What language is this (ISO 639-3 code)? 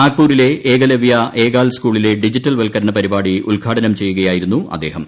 mal